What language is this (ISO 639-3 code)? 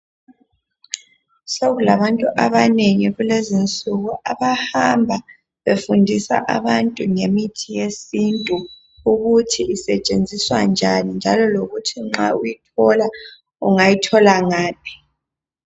nde